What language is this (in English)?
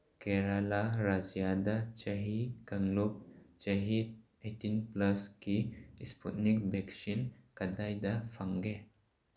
Manipuri